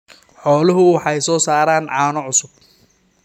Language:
Somali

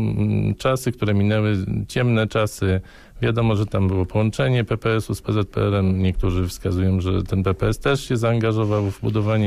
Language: Polish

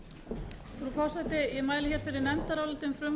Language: Icelandic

